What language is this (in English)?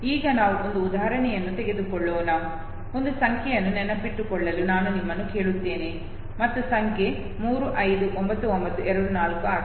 Kannada